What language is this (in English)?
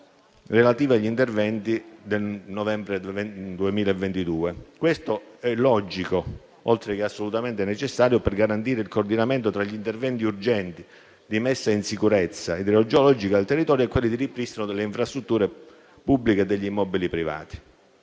Italian